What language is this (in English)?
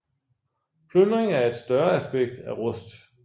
Danish